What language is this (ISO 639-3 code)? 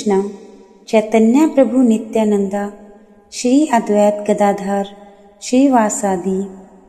hin